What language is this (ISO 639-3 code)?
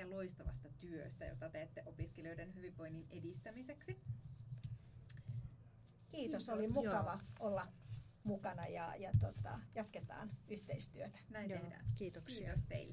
fin